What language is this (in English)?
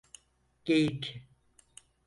Turkish